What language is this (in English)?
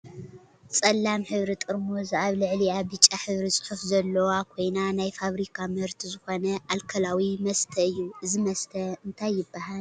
Tigrinya